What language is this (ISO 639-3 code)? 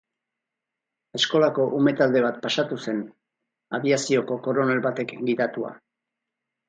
eus